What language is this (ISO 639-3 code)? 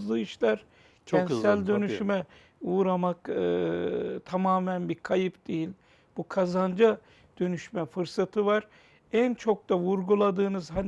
tur